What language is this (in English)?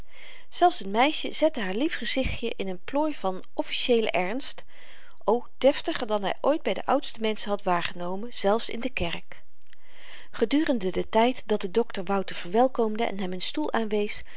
Dutch